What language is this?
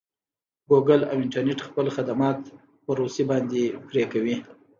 Pashto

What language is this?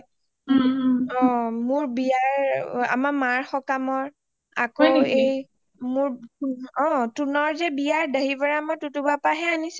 Assamese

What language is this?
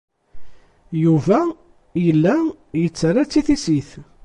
Kabyle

